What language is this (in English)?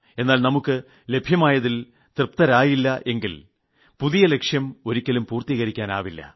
Malayalam